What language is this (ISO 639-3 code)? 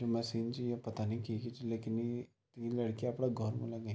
gbm